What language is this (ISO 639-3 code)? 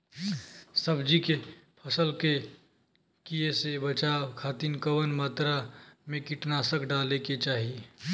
bho